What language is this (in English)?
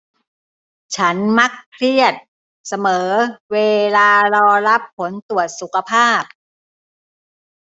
Thai